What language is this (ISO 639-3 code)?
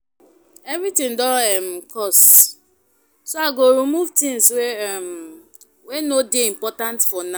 pcm